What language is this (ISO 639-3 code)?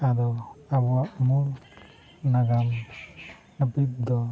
sat